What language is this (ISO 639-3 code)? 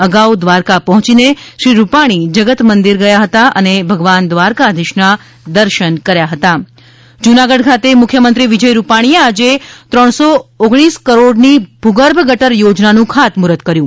guj